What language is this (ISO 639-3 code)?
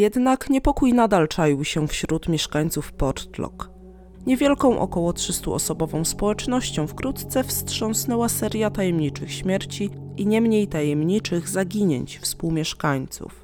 pol